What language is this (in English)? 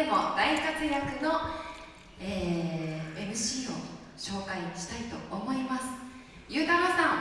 Japanese